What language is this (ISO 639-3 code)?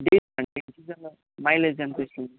tel